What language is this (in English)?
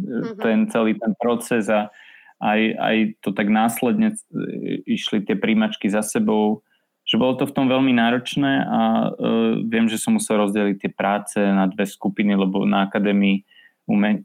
Slovak